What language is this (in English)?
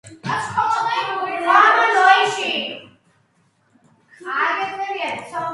Georgian